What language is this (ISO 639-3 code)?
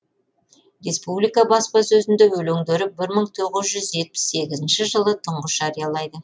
kaz